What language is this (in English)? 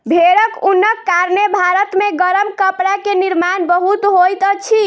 Maithili